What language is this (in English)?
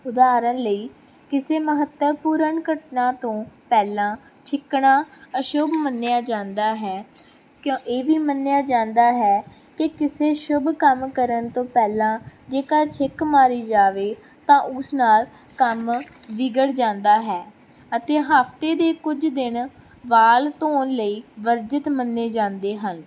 Punjabi